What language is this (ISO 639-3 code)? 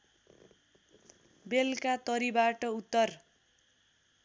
nep